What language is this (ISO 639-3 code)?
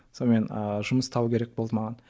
kaz